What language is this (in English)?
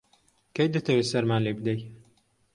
Central Kurdish